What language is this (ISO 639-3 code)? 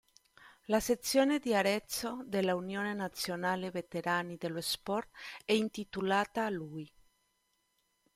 ita